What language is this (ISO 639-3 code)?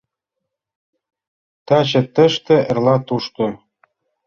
chm